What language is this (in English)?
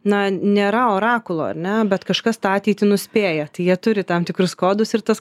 Lithuanian